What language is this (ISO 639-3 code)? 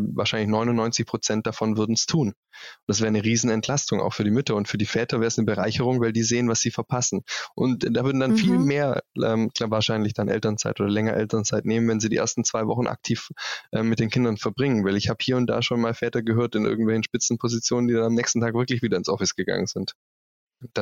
deu